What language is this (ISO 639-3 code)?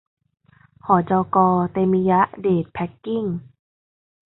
tha